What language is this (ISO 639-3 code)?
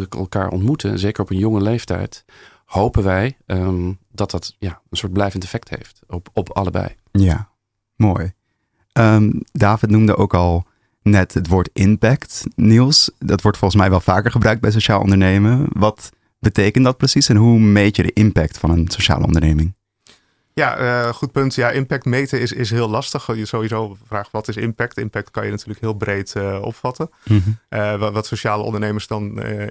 nld